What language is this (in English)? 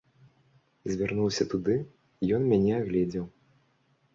Belarusian